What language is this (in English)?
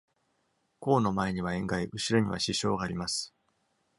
Japanese